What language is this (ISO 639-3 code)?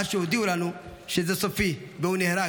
heb